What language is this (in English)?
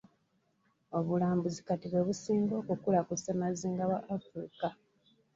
Ganda